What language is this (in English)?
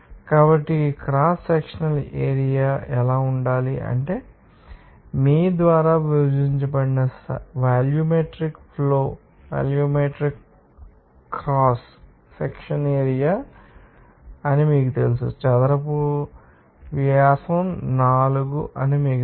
Telugu